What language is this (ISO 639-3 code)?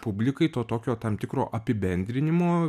lit